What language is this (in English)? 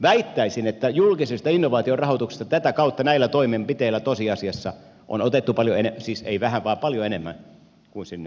Finnish